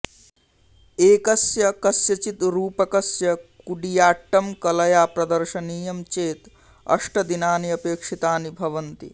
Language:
Sanskrit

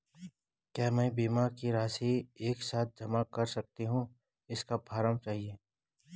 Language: Hindi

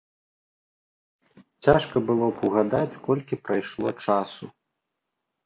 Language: Belarusian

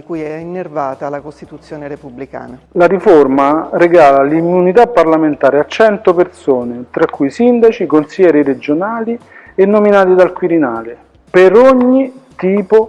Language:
Italian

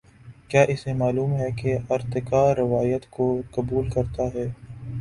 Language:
Urdu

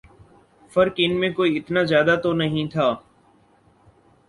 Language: Urdu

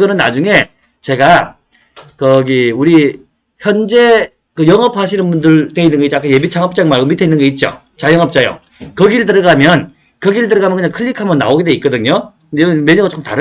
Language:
Korean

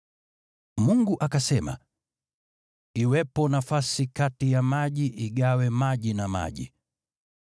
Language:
Swahili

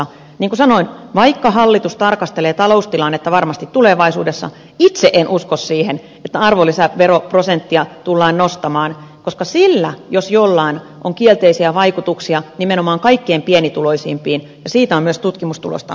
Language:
Finnish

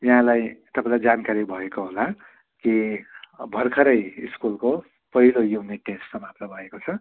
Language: Nepali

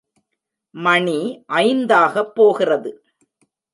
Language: Tamil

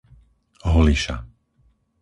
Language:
Slovak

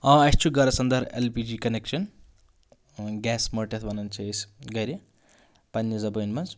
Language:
Kashmiri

